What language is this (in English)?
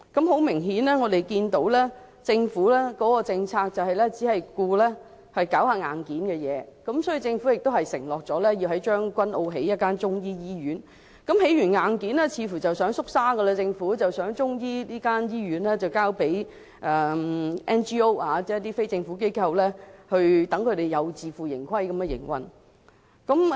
Cantonese